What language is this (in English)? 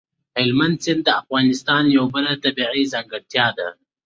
Pashto